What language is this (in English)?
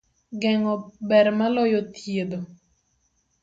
Luo (Kenya and Tanzania)